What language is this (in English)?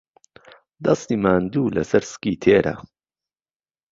Central Kurdish